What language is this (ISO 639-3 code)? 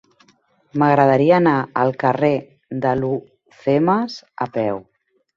cat